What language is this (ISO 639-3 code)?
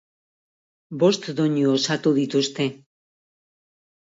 eus